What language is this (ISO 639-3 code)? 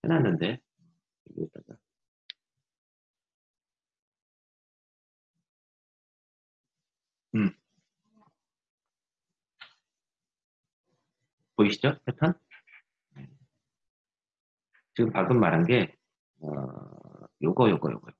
kor